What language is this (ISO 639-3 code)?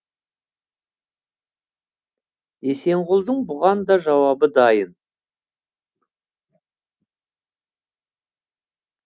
kaz